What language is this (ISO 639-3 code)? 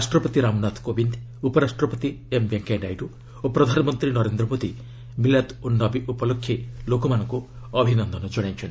ori